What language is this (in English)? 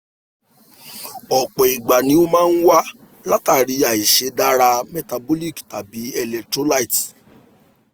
Yoruba